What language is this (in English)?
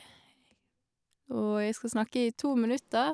Norwegian